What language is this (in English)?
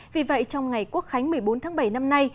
Vietnamese